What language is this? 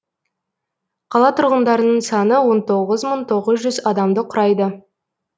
Kazakh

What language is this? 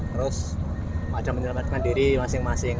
Indonesian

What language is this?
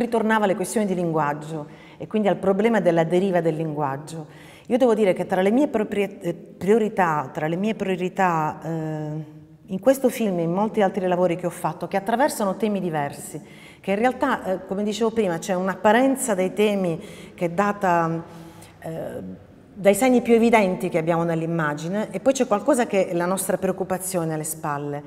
Italian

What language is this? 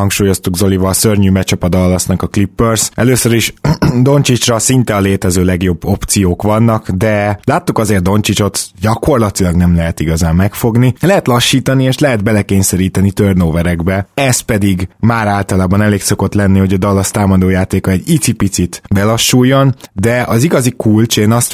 Hungarian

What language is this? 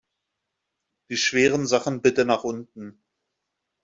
German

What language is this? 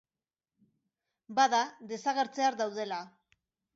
Basque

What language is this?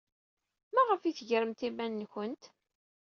Kabyle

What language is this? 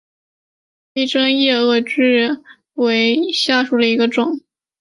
Chinese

